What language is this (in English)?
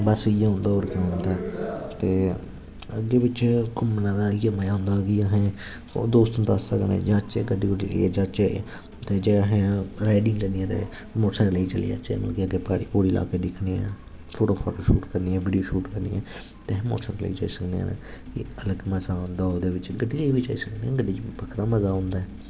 Dogri